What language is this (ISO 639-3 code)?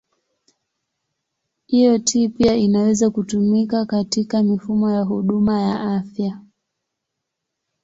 swa